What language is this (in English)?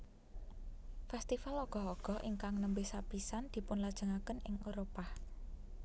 Javanese